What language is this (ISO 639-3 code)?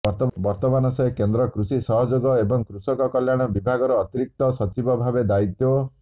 ori